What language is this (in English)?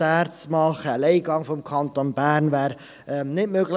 Swiss German